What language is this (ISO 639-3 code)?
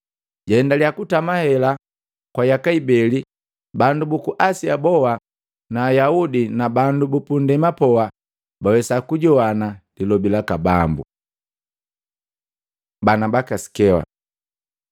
mgv